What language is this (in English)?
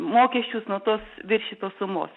Lithuanian